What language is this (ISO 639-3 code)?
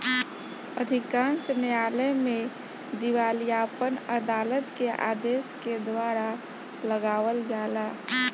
bho